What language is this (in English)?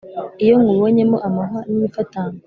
Kinyarwanda